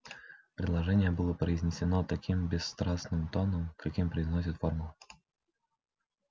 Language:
Russian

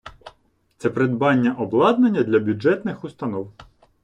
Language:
Ukrainian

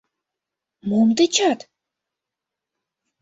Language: Mari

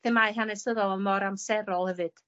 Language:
Welsh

